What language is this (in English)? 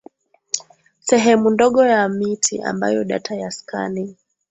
Swahili